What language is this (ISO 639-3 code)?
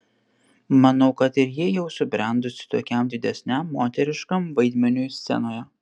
lit